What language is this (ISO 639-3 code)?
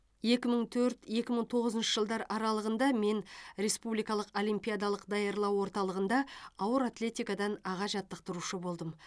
kaz